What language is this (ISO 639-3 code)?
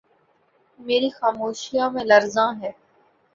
urd